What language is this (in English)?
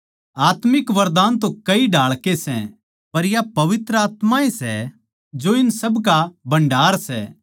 Haryanvi